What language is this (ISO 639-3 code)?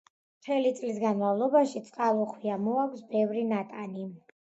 kat